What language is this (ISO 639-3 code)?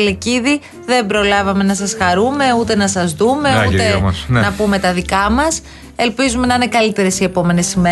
ell